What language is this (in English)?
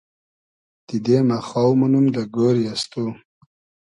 Hazaragi